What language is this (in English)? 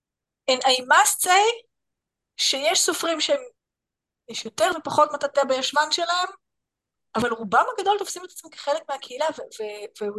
Hebrew